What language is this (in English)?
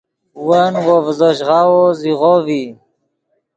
Yidgha